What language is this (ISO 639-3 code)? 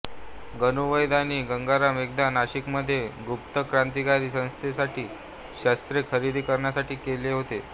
mar